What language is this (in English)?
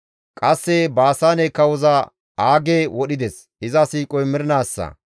Gamo